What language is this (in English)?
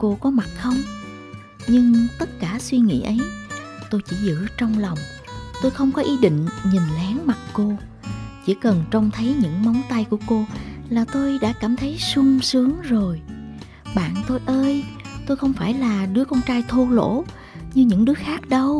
Vietnamese